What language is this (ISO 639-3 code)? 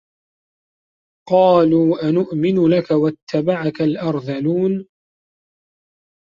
ara